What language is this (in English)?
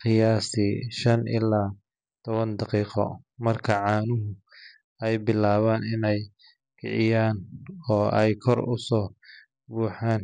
Somali